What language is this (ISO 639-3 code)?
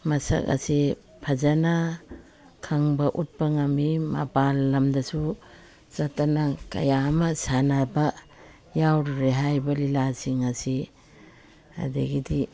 mni